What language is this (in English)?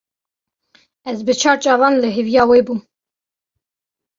Kurdish